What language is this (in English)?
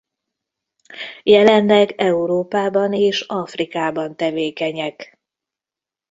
Hungarian